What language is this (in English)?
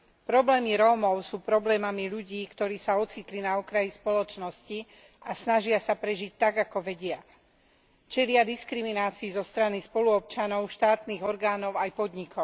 Slovak